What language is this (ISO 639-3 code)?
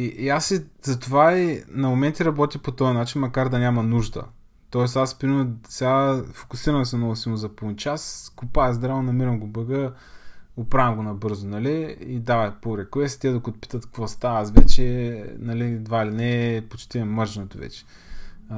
bul